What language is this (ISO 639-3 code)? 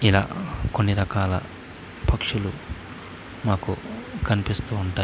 tel